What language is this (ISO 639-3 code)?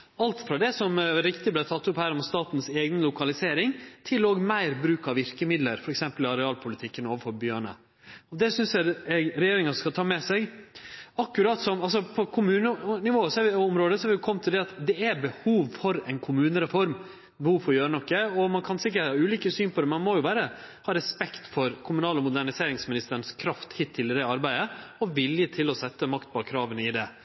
nno